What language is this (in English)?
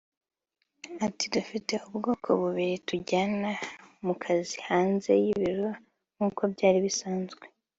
Kinyarwanda